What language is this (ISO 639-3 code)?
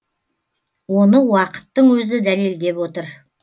kaz